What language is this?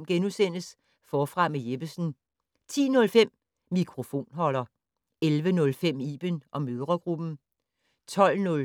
Danish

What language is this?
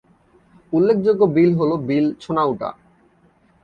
Bangla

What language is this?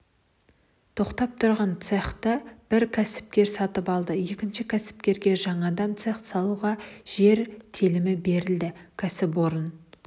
Kazakh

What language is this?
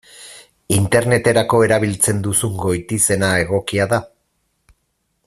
Basque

